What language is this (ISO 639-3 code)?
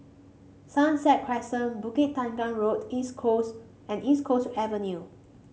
eng